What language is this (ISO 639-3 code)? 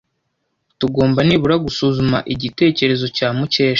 kin